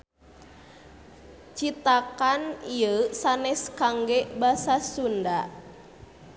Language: Sundanese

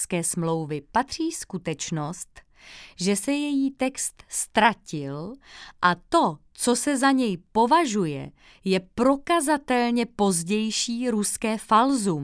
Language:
Czech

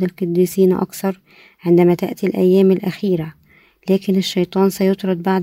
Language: Arabic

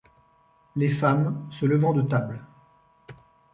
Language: French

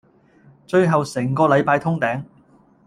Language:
Cantonese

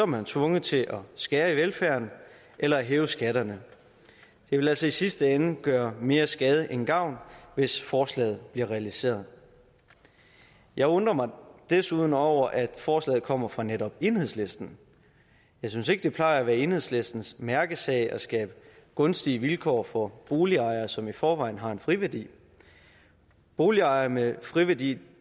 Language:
Danish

